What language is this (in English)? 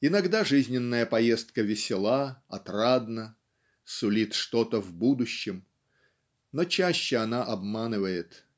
Russian